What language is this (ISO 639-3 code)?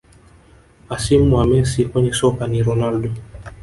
swa